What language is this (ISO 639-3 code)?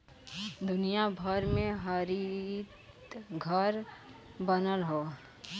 bho